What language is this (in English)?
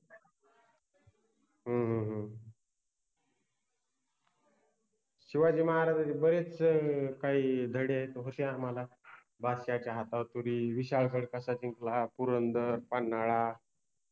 Marathi